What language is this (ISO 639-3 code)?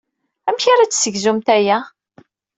kab